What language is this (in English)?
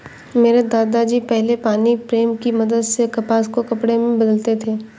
Hindi